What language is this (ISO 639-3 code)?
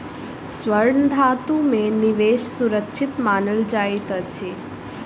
mai